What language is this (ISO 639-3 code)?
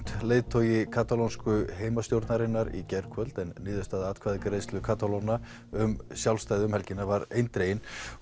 isl